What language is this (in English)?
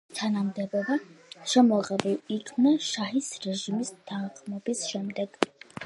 Georgian